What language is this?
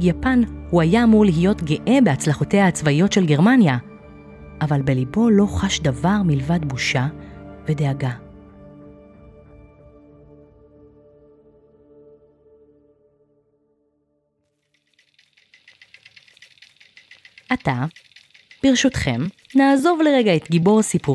Hebrew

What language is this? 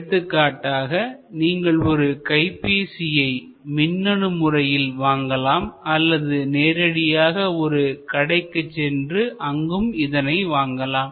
Tamil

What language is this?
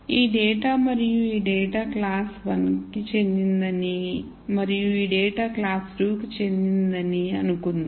Telugu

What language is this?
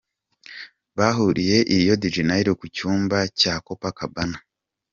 Kinyarwanda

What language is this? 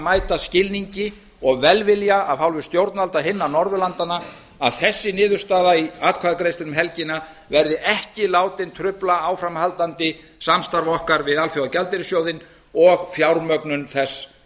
Icelandic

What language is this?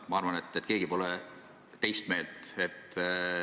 Estonian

